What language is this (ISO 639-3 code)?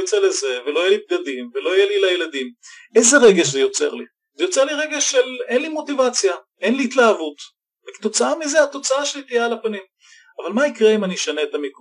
heb